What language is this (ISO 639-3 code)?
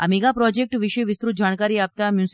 guj